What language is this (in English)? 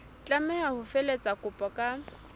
Southern Sotho